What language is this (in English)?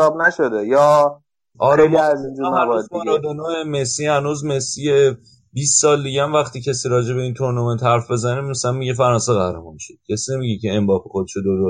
Persian